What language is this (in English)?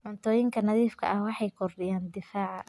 Somali